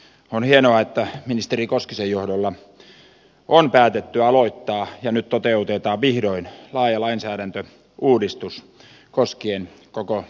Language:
Finnish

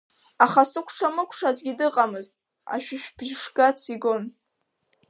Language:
Abkhazian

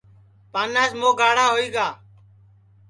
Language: Sansi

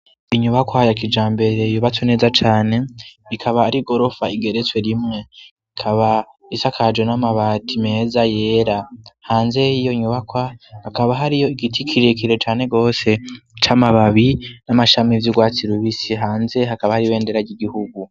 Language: Rundi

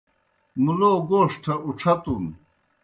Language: Kohistani Shina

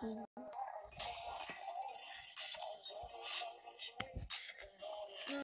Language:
Polish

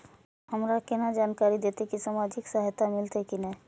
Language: Maithili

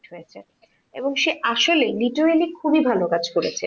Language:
Bangla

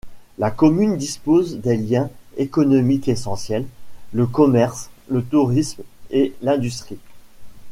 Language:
French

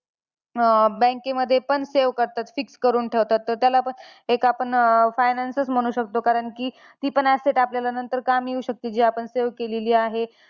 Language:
Marathi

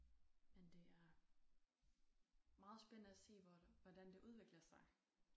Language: Danish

